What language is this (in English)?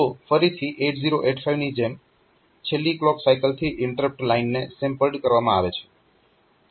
Gujarati